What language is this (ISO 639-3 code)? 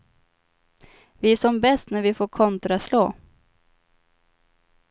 swe